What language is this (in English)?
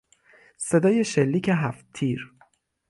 Persian